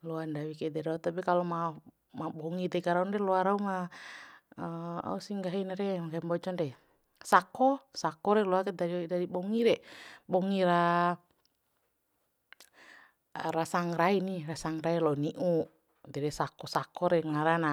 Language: Bima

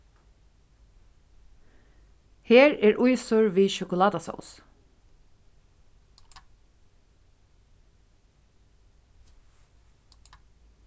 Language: Faroese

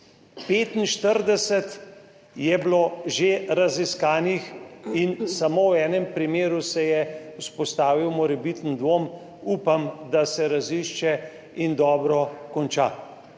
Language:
Slovenian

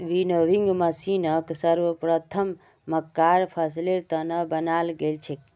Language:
Magahi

